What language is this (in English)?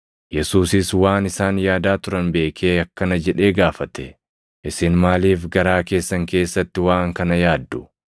Oromo